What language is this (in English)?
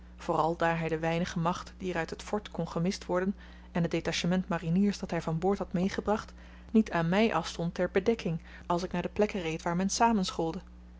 Dutch